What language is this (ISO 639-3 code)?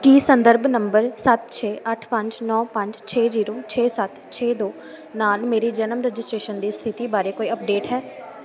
pan